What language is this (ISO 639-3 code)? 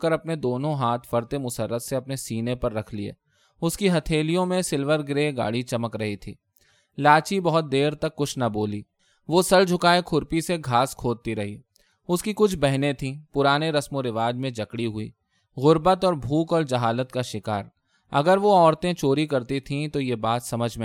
urd